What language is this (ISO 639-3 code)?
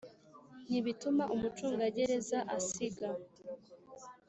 kin